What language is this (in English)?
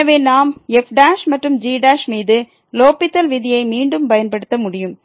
Tamil